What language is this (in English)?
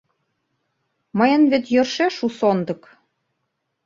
Mari